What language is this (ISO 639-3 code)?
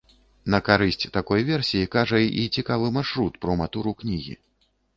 bel